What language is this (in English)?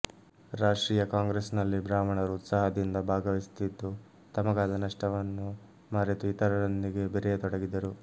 Kannada